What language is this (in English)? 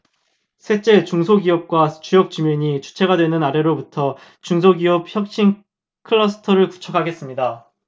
Korean